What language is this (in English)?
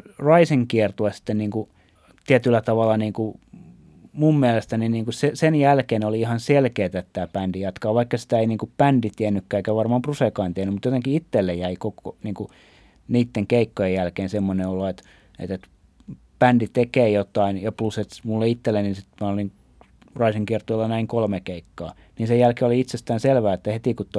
Finnish